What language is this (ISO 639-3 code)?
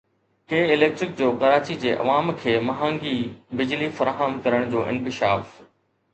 snd